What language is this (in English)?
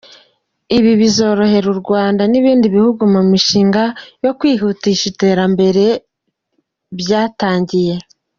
Kinyarwanda